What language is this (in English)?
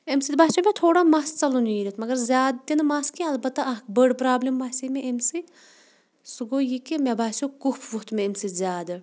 Kashmiri